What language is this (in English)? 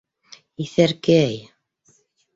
Bashkir